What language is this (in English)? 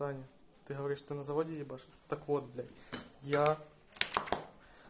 Russian